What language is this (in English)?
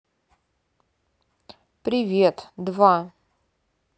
Russian